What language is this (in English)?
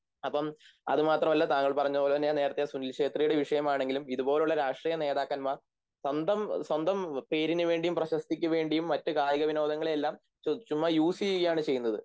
Malayalam